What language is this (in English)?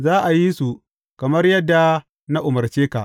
Hausa